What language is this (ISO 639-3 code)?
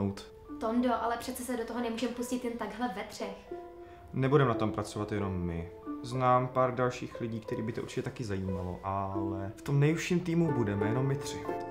ces